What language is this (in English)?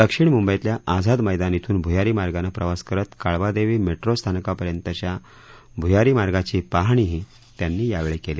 Marathi